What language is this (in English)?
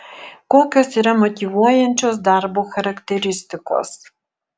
Lithuanian